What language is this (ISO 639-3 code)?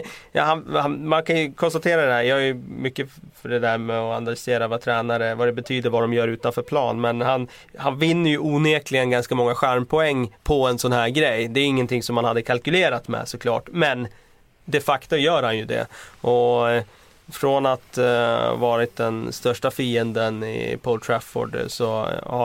swe